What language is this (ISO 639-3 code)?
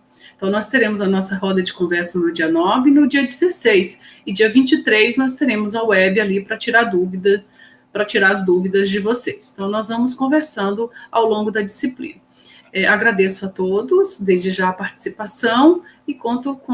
por